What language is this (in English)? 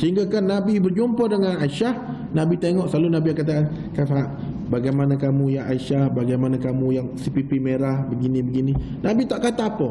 Malay